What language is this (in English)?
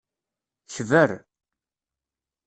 Kabyle